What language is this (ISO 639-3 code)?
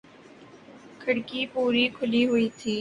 urd